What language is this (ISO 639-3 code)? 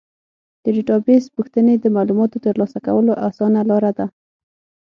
pus